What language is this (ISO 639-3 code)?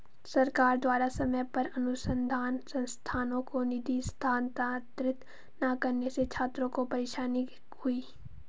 hin